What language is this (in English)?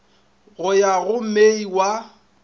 Northern Sotho